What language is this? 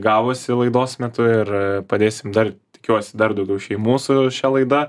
Lithuanian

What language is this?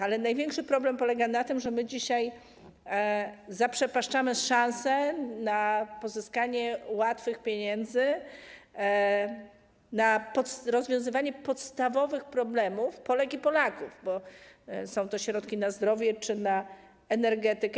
Polish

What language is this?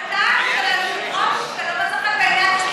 Hebrew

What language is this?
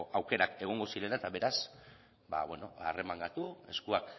Basque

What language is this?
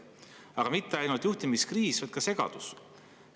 Estonian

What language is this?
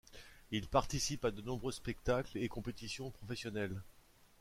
French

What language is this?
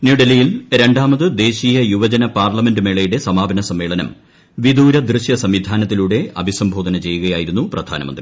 Malayalam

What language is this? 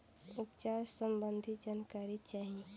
Bhojpuri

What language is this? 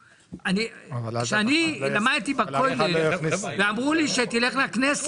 Hebrew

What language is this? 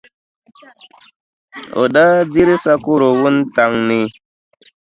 Dagbani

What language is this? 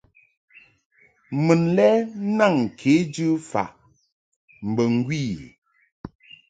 Mungaka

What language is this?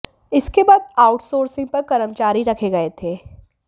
Hindi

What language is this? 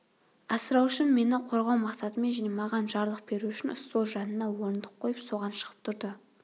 Kazakh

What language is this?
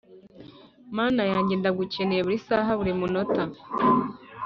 Kinyarwanda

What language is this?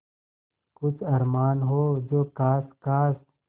Hindi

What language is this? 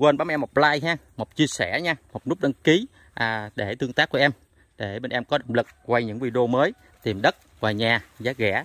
Vietnamese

